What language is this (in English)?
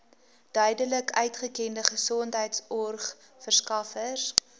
Afrikaans